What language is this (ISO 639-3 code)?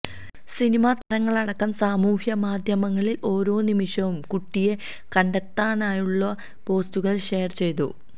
mal